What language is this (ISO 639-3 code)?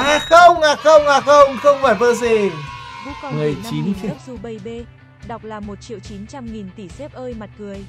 vie